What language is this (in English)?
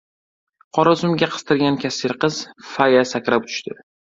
Uzbek